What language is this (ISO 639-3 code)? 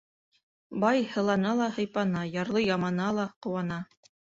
bak